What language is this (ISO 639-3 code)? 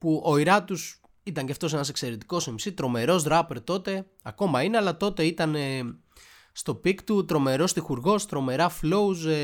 ell